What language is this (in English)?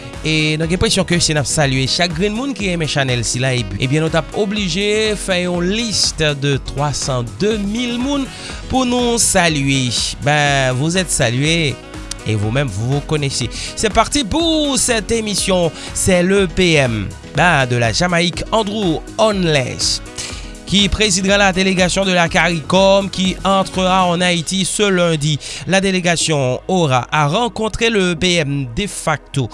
French